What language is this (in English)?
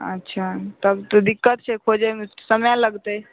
Maithili